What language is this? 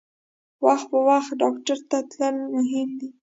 Pashto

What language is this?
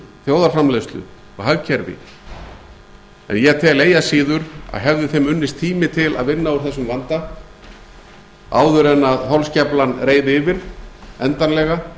Icelandic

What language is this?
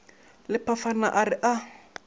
Northern Sotho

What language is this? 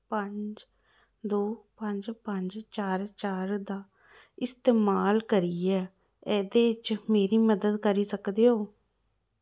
Dogri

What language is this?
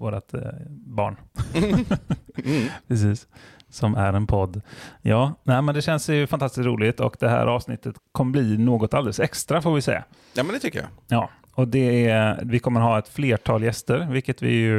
Swedish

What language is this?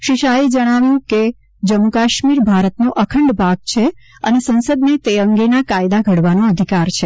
Gujarati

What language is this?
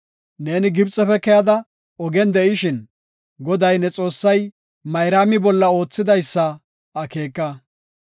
Gofa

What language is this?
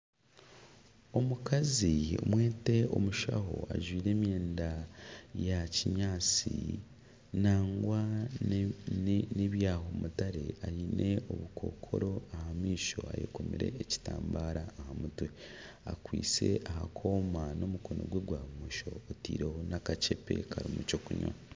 Nyankole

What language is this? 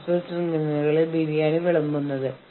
Malayalam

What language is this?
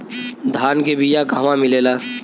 Bhojpuri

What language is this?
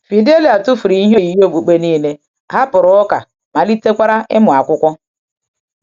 Igbo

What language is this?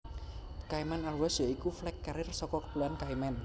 Javanese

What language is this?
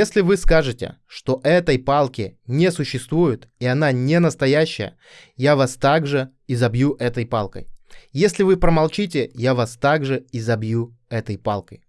Russian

